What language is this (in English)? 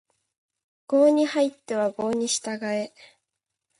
Japanese